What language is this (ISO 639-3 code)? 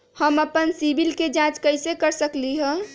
mag